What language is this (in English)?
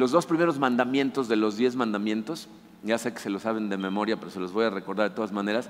Spanish